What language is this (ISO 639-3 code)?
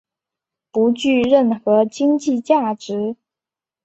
zho